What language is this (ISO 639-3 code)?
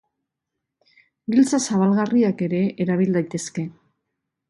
eus